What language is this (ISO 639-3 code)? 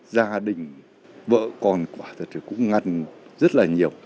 vie